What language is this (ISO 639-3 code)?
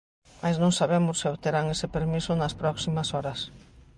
glg